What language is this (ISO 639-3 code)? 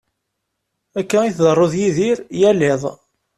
kab